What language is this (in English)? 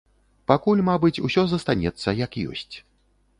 Belarusian